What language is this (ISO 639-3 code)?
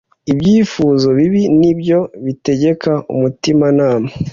kin